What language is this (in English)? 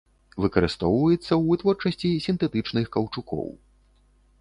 Belarusian